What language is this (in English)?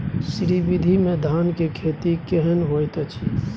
Maithili